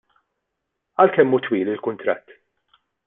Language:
Maltese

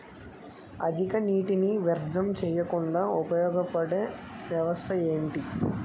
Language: Telugu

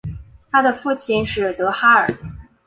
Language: Chinese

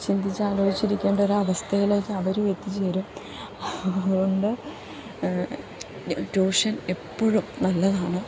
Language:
Malayalam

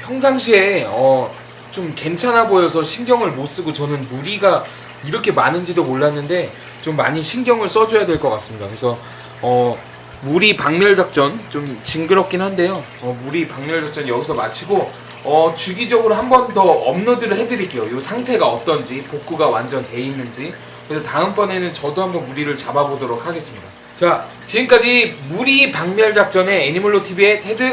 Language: Korean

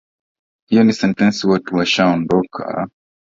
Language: Swahili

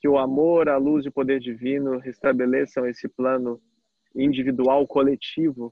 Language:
Portuguese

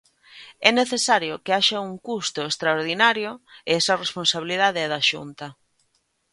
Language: Galician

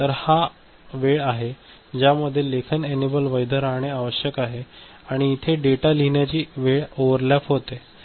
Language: Marathi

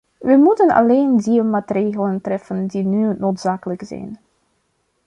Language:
Dutch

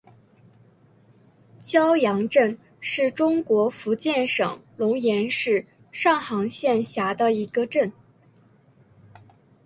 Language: Chinese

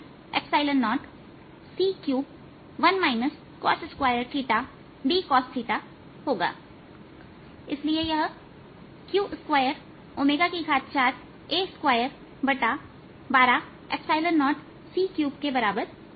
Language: Hindi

